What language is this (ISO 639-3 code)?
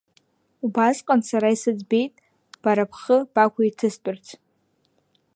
abk